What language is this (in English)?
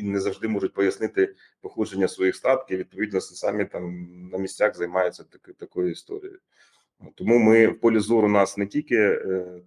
Ukrainian